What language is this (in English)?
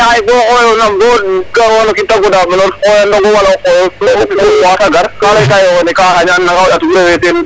Serer